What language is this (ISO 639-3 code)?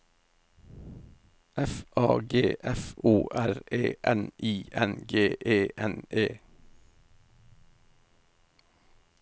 nor